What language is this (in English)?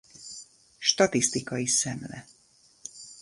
Hungarian